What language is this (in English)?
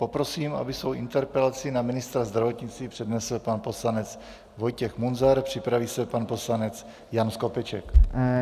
Czech